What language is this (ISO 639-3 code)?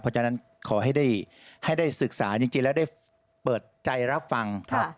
tha